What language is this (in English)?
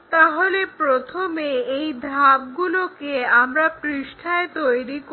Bangla